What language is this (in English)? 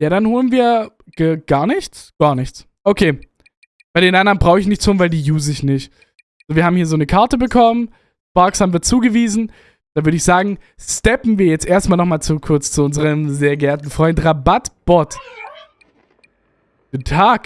German